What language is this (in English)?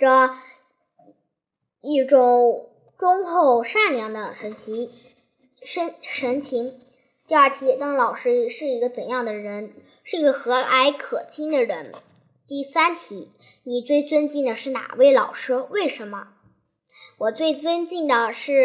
Chinese